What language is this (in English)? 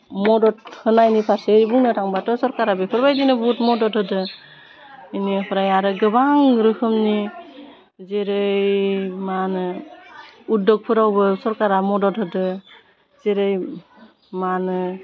Bodo